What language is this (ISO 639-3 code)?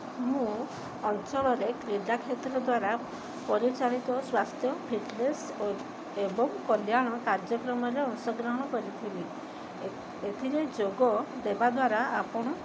ori